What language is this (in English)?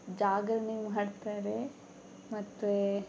Kannada